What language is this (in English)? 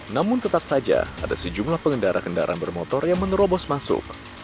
Indonesian